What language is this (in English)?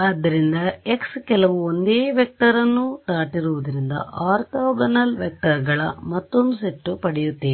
Kannada